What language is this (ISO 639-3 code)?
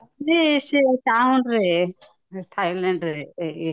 ori